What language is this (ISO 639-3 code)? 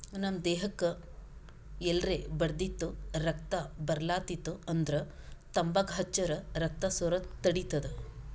kan